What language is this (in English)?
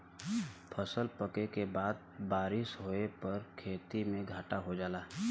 Bhojpuri